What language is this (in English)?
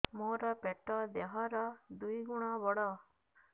Odia